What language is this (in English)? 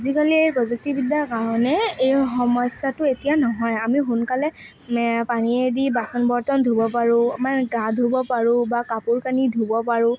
Assamese